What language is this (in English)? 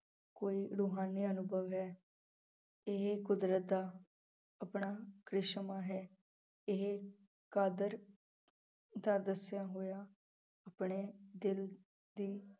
Punjabi